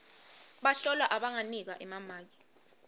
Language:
Swati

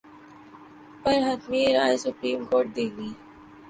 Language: Urdu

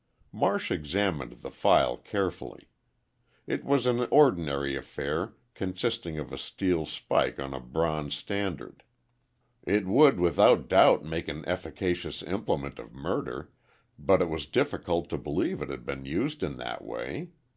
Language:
English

